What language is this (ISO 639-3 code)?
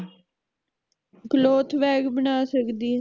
pan